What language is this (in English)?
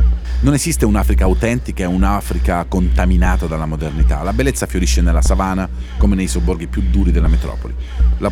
Italian